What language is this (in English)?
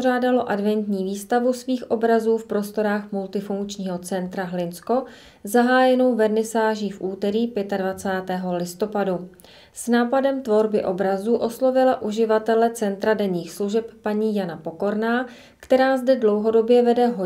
Czech